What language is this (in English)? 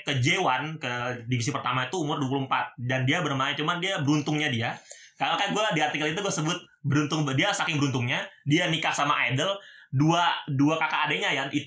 Indonesian